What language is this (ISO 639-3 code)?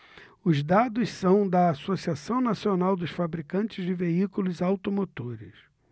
por